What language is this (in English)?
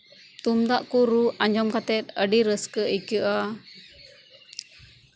Santali